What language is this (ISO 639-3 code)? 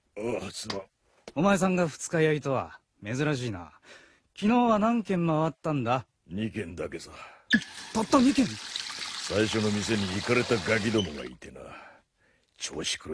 jpn